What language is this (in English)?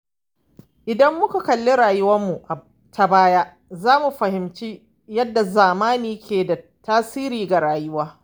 Hausa